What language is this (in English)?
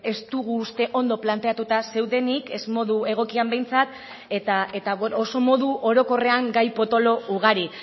Basque